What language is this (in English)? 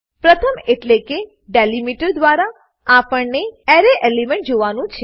Gujarati